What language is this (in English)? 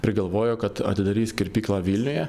Lithuanian